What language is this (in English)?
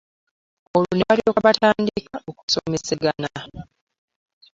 Ganda